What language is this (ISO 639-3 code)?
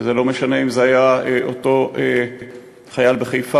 heb